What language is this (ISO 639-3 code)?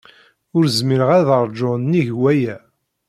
kab